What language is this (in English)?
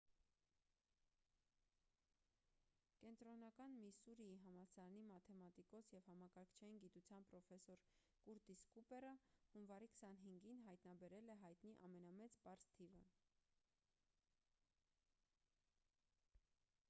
Armenian